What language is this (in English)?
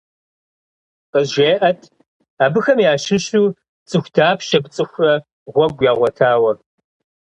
Kabardian